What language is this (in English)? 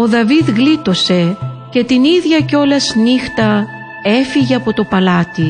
Greek